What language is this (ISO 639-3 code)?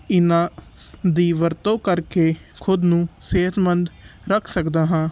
pan